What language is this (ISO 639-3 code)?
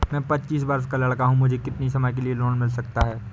hin